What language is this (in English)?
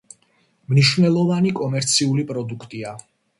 Georgian